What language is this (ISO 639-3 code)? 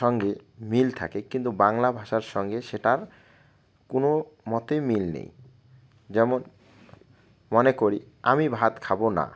ben